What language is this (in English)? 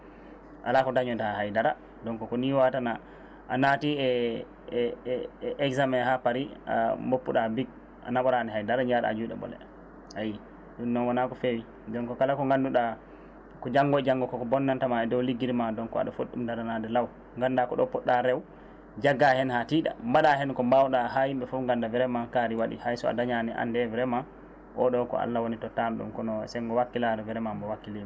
Fula